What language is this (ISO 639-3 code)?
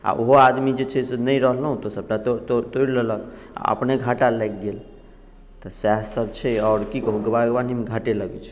mai